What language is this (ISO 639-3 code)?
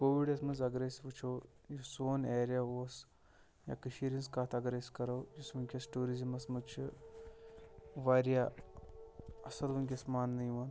kas